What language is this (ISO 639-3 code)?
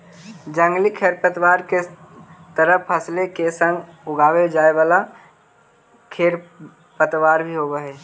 mag